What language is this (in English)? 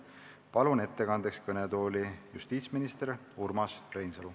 Estonian